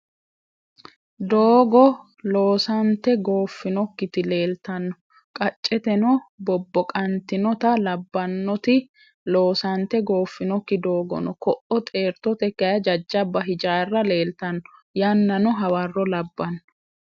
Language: Sidamo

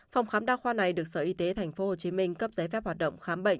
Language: Vietnamese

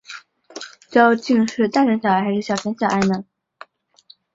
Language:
Chinese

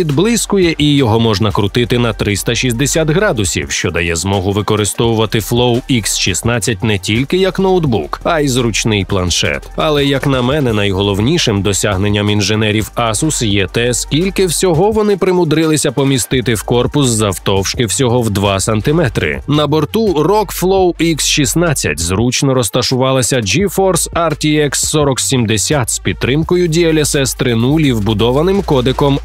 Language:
Ukrainian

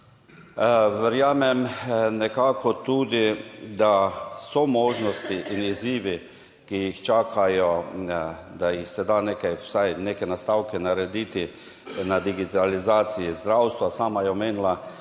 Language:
Slovenian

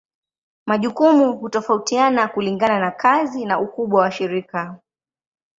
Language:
Swahili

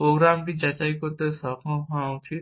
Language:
Bangla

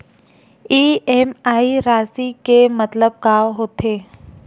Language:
Chhattisgarhi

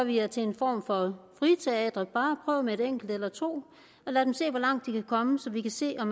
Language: Danish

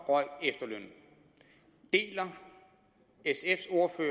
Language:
Danish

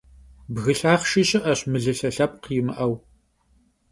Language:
Kabardian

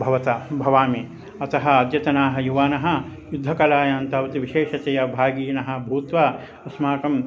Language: Sanskrit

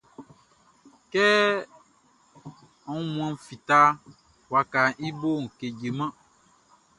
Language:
Baoulé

